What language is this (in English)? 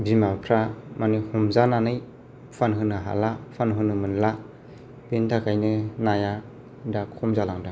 Bodo